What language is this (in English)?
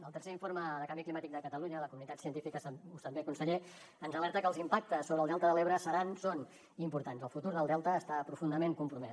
Catalan